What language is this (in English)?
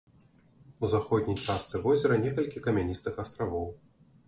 Belarusian